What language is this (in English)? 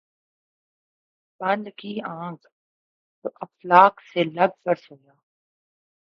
Urdu